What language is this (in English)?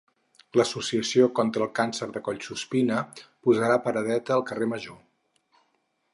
Catalan